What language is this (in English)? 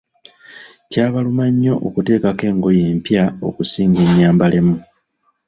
Ganda